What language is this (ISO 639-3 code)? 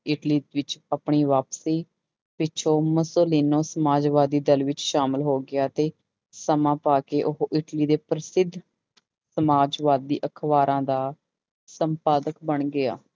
pan